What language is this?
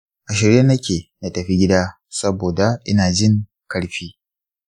Hausa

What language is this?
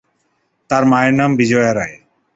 Bangla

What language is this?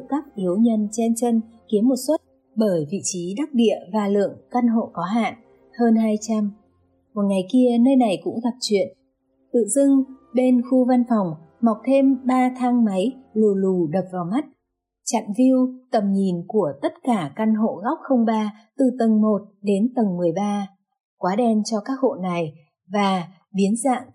Vietnamese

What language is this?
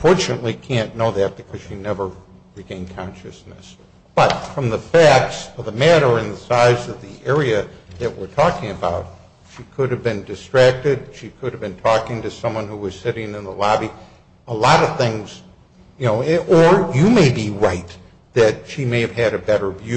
English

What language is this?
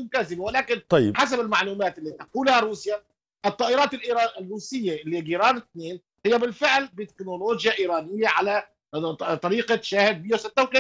Arabic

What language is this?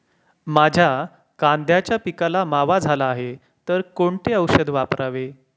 Marathi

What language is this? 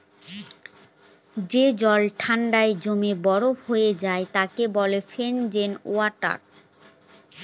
Bangla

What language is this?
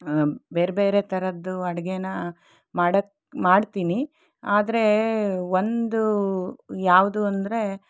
Kannada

